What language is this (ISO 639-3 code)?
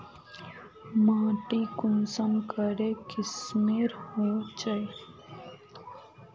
mag